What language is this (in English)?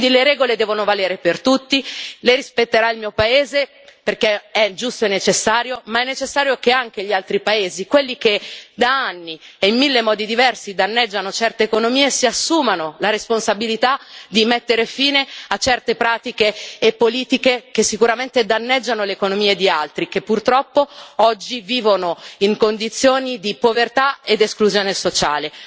Italian